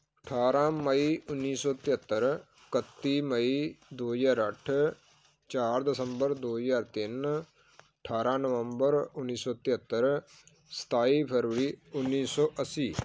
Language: Punjabi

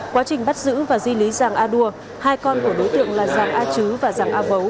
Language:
Vietnamese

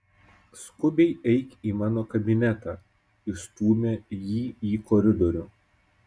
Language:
Lithuanian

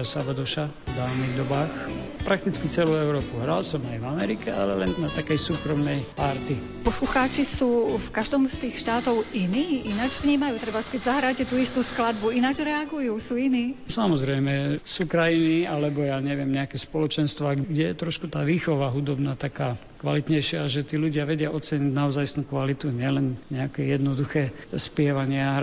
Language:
Slovak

